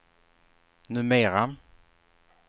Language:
Swedish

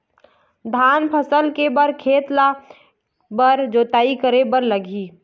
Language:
Chhattisgarhi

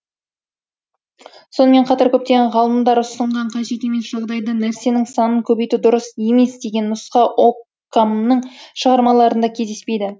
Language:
Kazakh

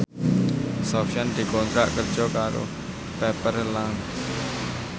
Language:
Javanese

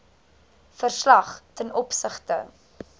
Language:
Afrikaans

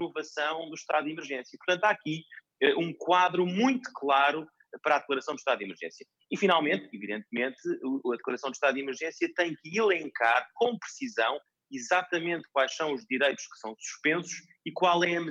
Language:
Portuguese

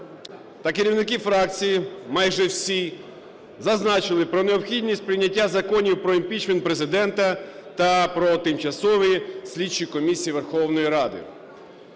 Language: Ukrainian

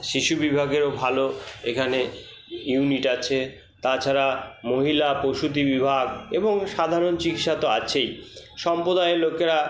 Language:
Bangla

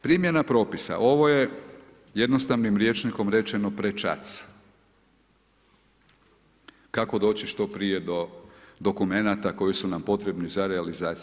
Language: Croatian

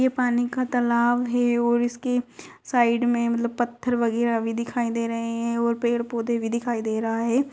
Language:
Magahi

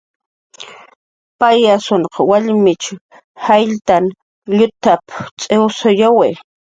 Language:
Jaqaru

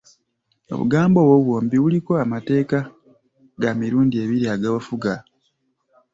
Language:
Ganda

